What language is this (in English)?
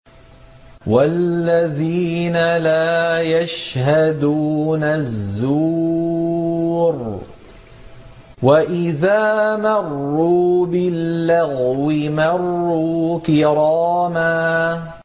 Arabic